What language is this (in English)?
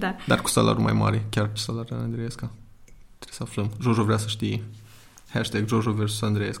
Romanian